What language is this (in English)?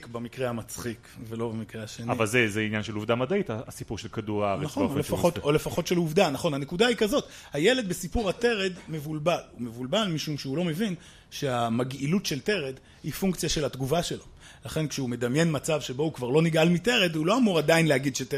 Hebrew